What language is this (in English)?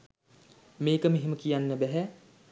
Sinhala